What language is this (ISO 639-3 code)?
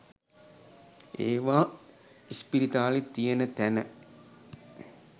sin